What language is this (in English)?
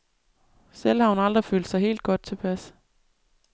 Danish